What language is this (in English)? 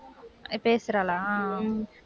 Tamil